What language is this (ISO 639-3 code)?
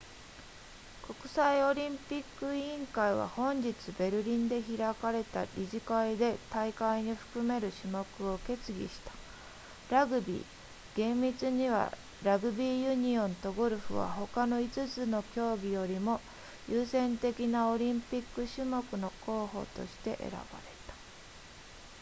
jpn